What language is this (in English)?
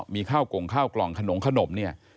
Thai